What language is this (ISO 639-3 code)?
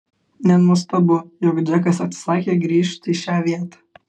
lit